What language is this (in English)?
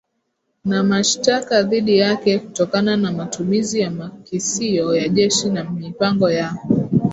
Swahili